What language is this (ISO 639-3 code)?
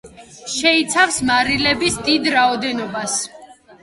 kat